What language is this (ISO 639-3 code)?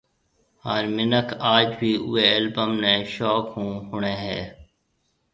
mve